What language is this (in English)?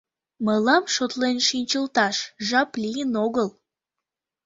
Mari